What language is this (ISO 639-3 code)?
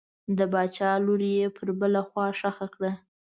pus